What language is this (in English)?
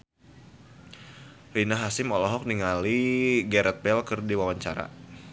Sundanese